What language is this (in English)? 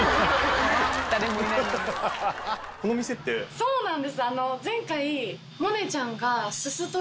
Japanese